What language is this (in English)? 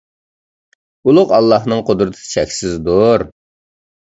Uyghur